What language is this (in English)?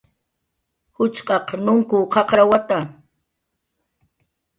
Jaqaru